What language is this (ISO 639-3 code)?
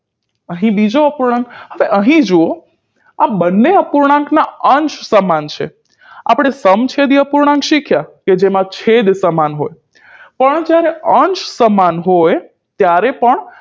guj